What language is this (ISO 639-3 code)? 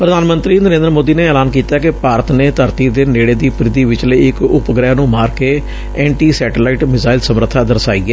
pan